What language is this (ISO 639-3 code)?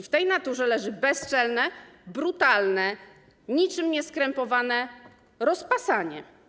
pol